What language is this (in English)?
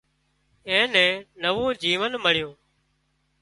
Wadiyara Koli